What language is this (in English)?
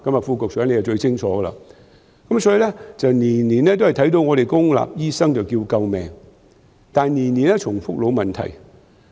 Cantonese